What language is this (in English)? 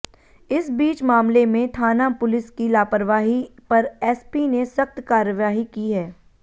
Hindi